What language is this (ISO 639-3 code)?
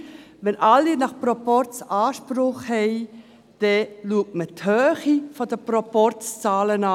gsw